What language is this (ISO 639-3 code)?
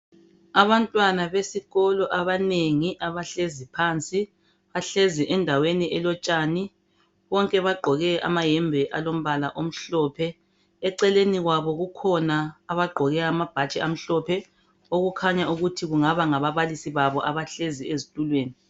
nde